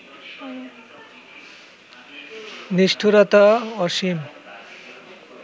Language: Bangla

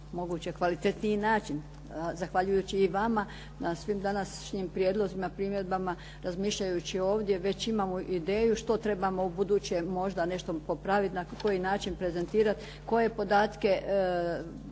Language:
Croatian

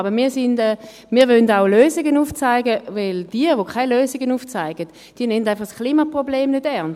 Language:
Swiss German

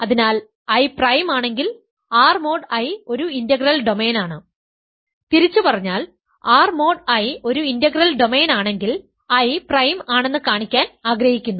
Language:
Malayalam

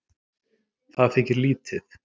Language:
Icelandic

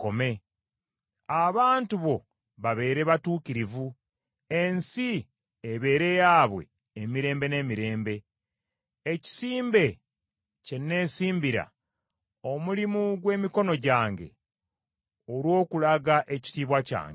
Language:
Ganda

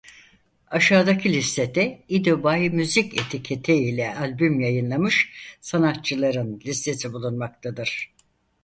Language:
Turkish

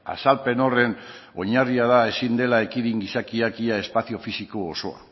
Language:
Basque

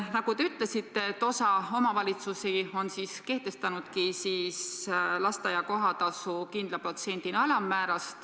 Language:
Estonian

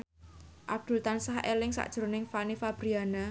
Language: Javanese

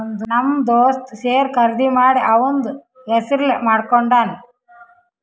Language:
Kannada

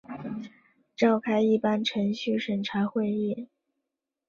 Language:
Chinese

